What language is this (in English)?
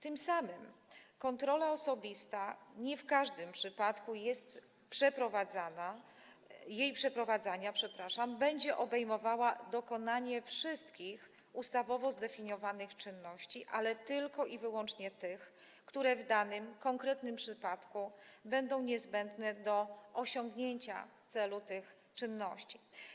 Polish